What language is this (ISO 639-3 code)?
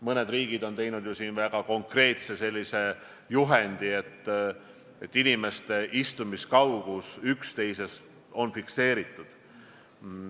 est